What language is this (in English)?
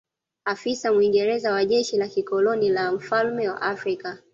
Swahili